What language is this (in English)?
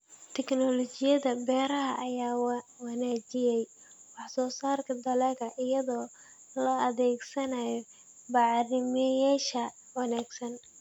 Somali